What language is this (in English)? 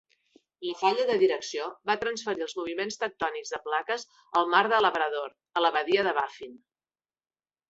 Catalan